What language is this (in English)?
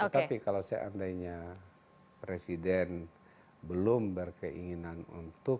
Indonesian